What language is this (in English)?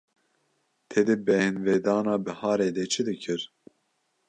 Kurdish